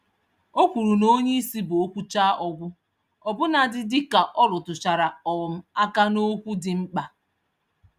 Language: Igbo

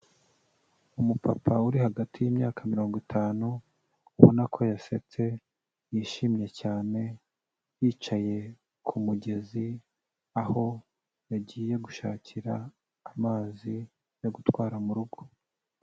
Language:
Kinyarwanda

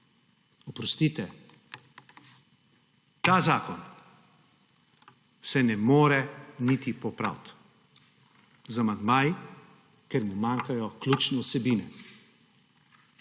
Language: Slovenian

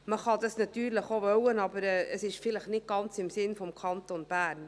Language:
Swiss German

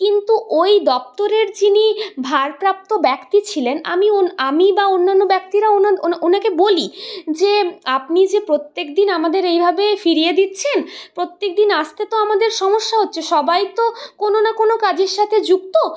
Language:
Bangla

